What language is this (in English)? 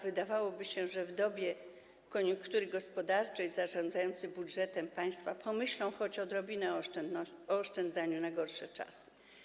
Polish